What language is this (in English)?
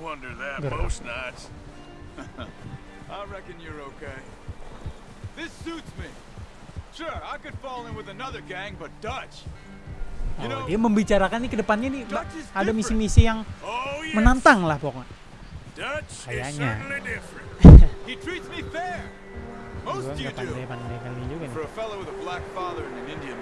Indonesian